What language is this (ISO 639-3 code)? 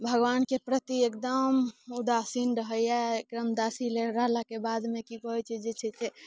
mai